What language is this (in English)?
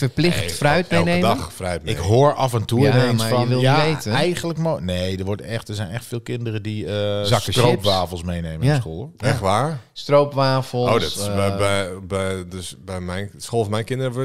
Dutch